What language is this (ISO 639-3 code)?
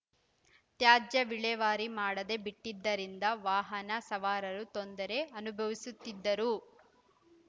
kan